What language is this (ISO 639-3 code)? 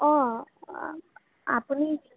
asm